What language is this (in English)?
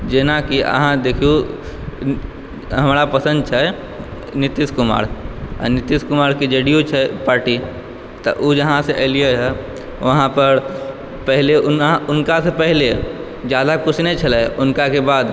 Maithili